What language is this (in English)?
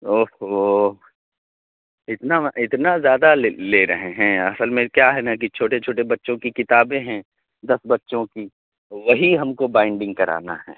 Urdu